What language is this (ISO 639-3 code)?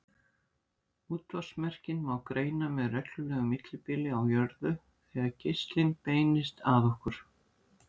isl